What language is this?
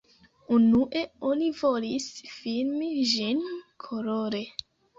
Esperanto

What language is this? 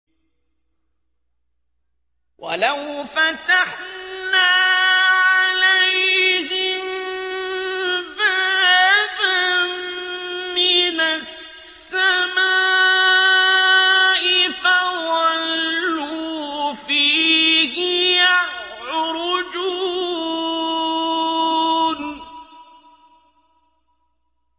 Arabic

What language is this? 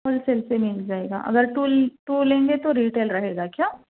Urdu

